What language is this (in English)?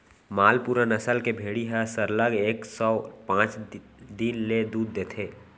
Chhattisgarhi